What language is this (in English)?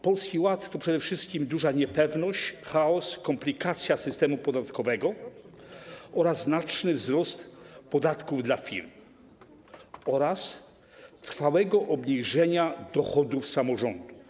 Polish